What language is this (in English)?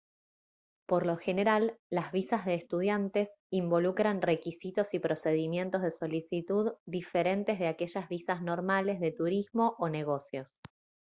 Spanish